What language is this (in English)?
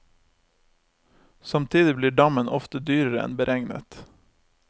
Norwegian